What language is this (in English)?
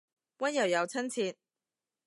Cantonese